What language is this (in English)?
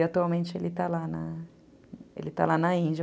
Portuguese